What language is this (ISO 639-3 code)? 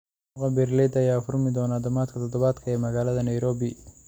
som